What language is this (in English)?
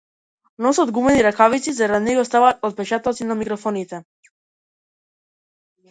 Macedonian